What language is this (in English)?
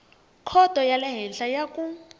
Tsonga